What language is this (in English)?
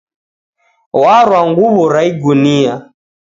Taita